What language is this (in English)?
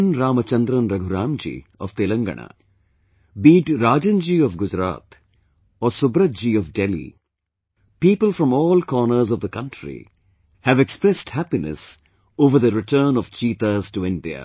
English